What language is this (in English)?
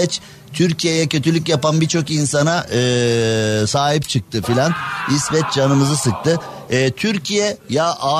Turkish